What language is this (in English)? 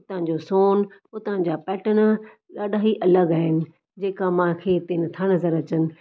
Sindhi